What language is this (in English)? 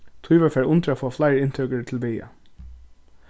Faroese